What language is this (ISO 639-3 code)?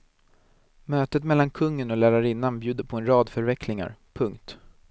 swe